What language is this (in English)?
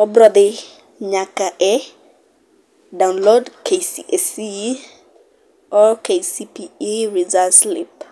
Luo (Kenya and Tanzania)